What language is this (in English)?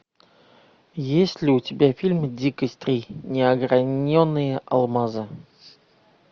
Russian